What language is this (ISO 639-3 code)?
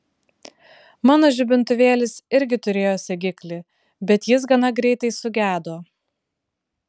lit